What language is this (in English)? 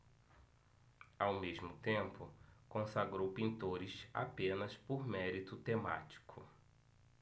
Portuguese